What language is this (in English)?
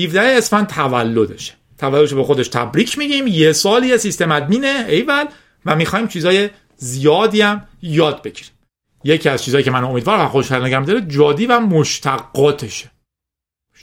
Persian